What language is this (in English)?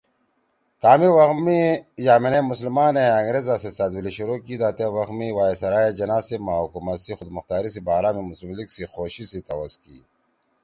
Torwali